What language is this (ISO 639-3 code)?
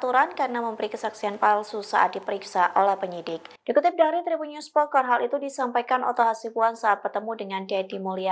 ind